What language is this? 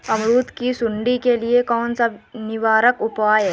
Hindi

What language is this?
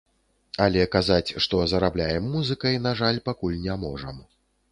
Belarusian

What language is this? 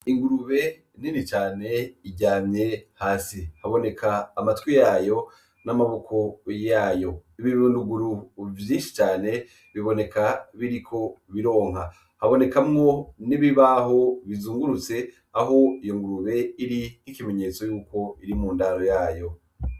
Rundi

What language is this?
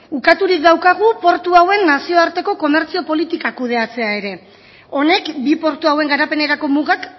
Basque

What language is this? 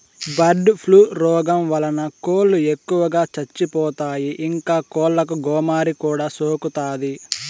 Telugu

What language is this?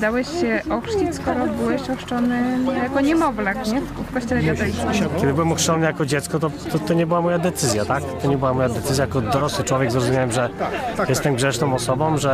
Polish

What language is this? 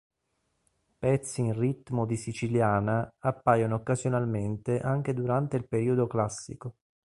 Italian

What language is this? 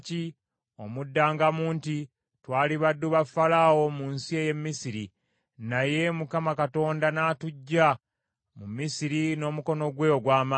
Ganda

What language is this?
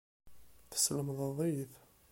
Kabyle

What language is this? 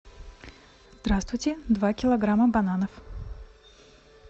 Russian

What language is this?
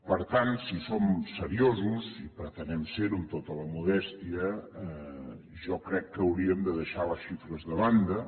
Catalan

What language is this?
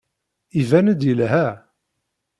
Kabyle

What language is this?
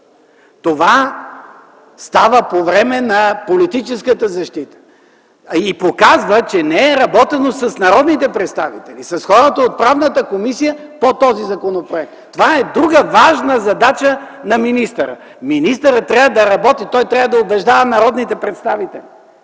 Bulgarian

